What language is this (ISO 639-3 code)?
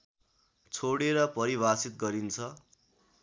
nep